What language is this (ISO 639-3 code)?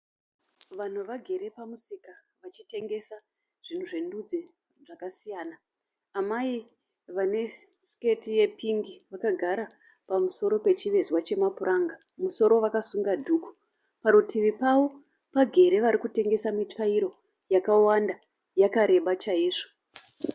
sna